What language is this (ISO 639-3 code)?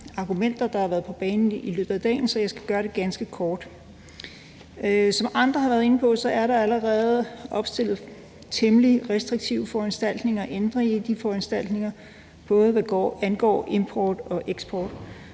dan